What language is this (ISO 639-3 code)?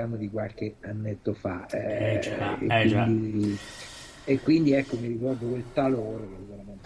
ita